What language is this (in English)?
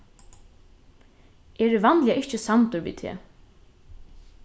Faroese